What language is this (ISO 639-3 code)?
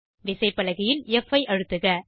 tam